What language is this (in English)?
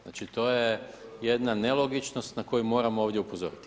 Croatian